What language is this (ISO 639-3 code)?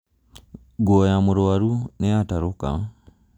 kik